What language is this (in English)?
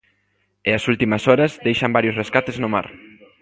Galician